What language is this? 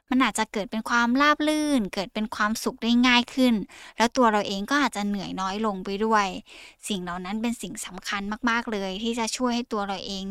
Thai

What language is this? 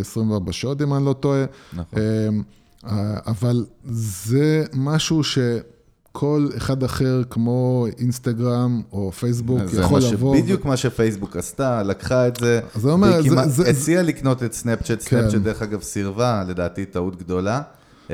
Hebrew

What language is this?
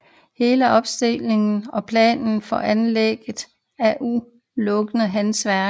Danish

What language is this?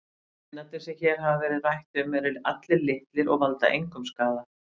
Icelandic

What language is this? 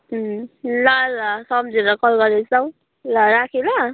Nepali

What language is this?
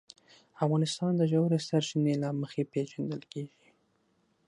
Pashto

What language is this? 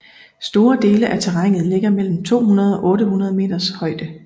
Danish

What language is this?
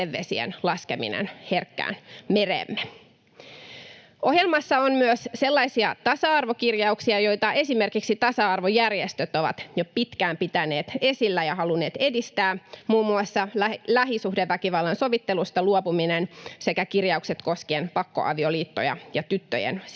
Finnish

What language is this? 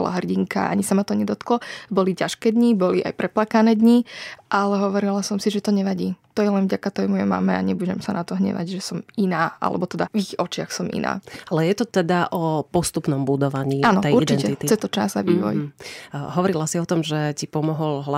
Slovak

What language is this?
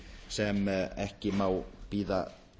Icelandic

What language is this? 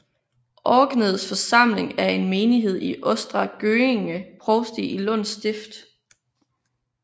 Danish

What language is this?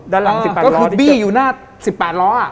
Thai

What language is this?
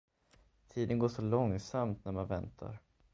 Swedish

